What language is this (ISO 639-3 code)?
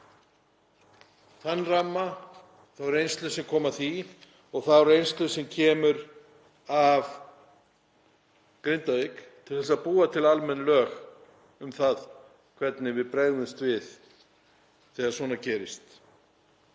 isl